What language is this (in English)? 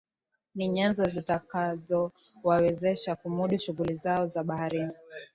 Swahili